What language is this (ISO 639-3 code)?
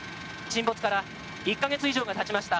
jpn